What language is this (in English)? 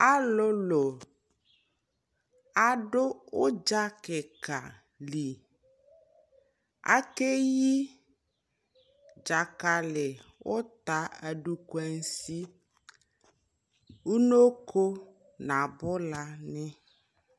Ikposo